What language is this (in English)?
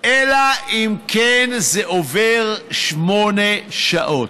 Hebrew